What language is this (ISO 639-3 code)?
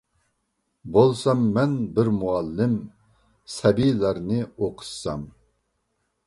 uig